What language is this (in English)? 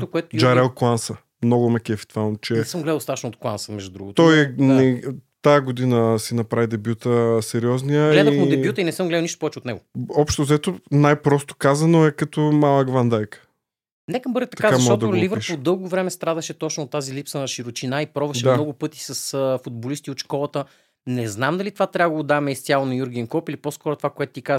Bulgarian